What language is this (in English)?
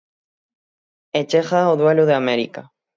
Galician